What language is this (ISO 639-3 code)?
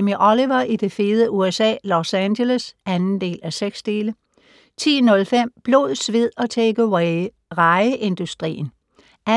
dan